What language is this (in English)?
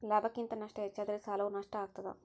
Kannada